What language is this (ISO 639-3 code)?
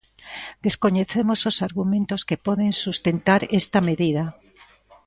glg